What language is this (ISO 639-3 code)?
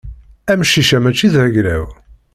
kab